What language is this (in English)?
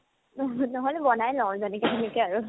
Assamese